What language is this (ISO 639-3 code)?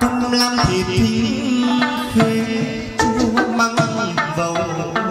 tha